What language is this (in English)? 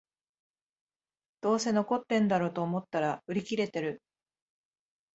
Japanese